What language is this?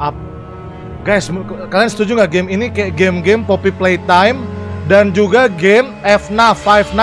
Indonesian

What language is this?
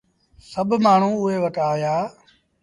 Sindhi Bhil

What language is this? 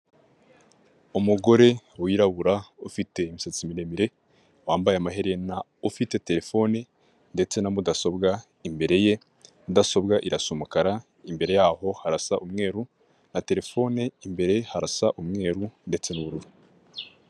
Kinyarwanda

